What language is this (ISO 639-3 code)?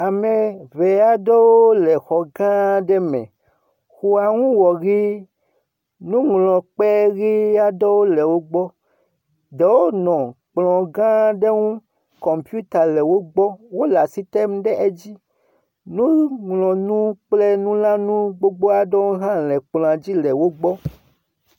ewe